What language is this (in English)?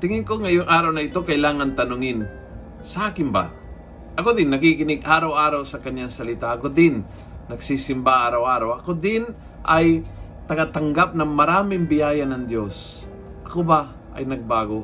Filipino